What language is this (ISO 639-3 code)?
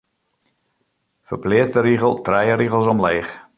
fry